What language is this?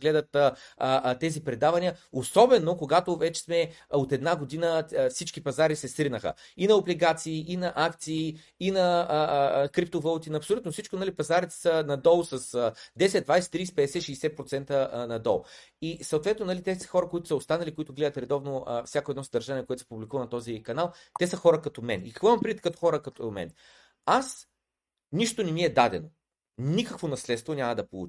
Bulgarian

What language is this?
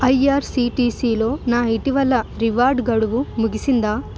Telugu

